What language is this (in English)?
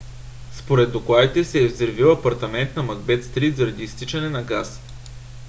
Bulgarian